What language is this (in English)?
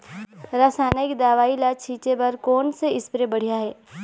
Chhattisgarhi